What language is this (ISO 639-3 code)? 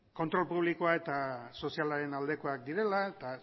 eus